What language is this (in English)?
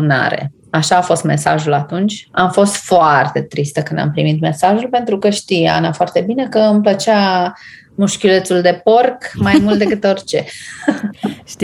Romanian